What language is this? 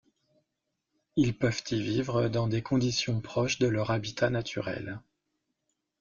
French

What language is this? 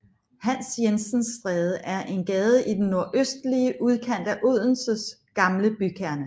Danish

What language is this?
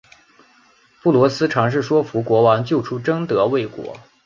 Chinese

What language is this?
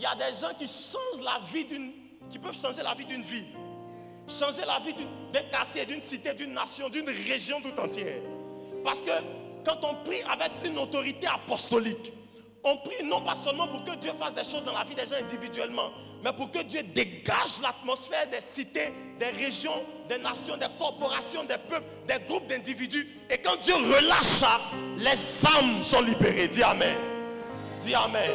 French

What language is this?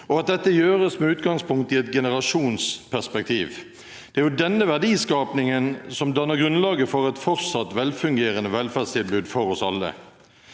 Norwegian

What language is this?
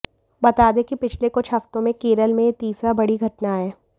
Hindi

